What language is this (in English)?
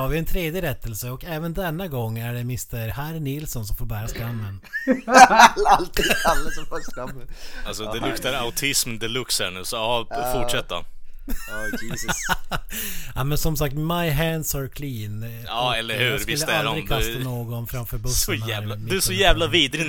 Swedish